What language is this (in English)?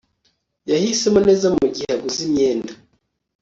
Kinyarwanda